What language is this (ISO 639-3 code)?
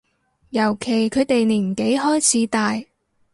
yue